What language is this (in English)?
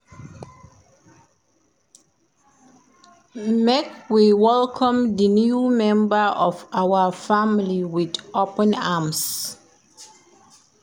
Nigerian Pidgin